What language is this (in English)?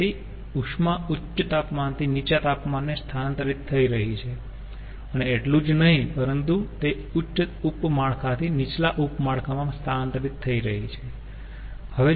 Gujarati